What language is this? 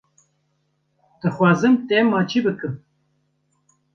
Kurdish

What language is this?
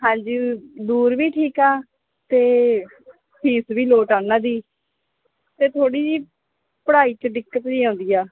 Punjabi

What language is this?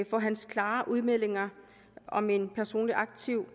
Danish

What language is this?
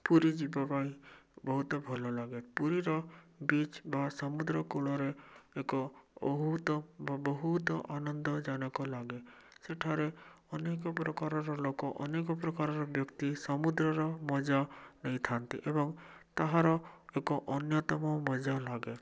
Odia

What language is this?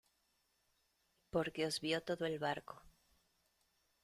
Spanish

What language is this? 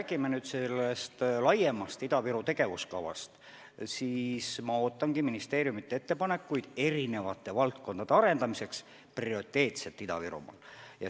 Estonian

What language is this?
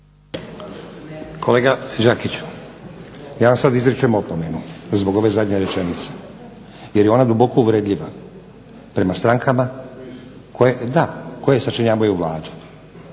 Croatian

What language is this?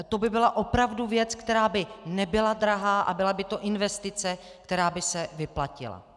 Czech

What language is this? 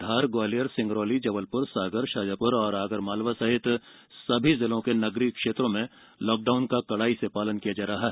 Hindi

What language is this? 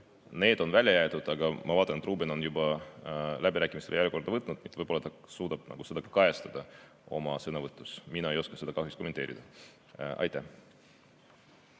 Estonian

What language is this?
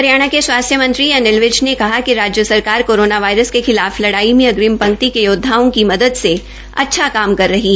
Hindi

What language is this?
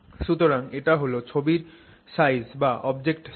Bangla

